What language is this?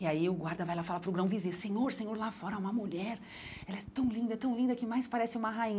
Portuguese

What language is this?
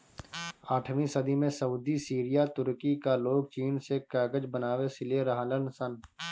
Bhojpuri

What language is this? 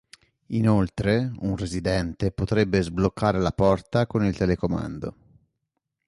Italian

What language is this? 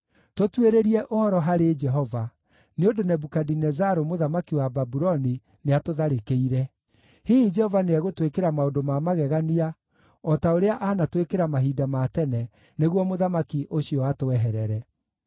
Kikuyu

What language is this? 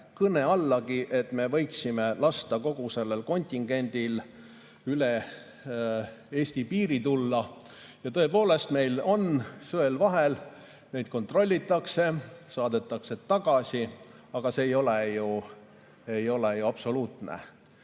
Estonian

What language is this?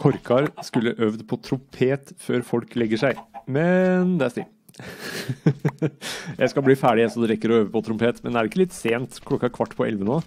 Norwegian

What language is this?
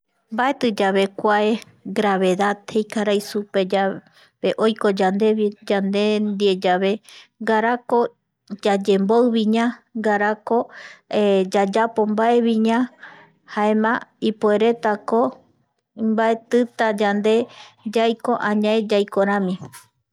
Eastern Bolivian Guaraní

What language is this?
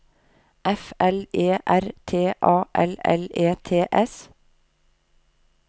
Norwegian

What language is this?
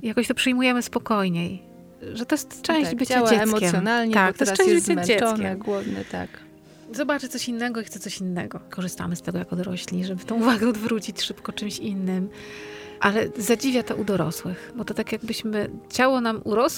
Polish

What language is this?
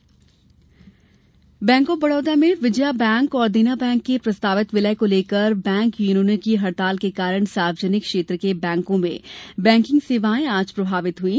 Hindi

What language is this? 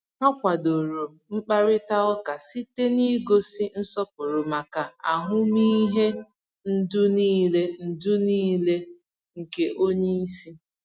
Igbo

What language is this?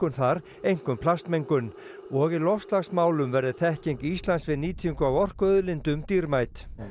Icelandic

